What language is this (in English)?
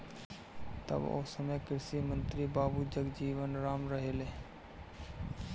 Bhojpuri